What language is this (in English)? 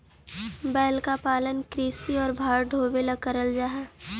Magahi